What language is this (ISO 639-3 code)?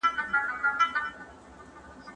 pus